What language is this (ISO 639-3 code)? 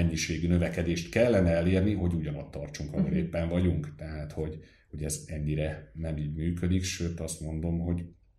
hun